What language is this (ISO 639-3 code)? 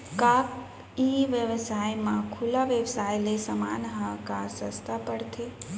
hne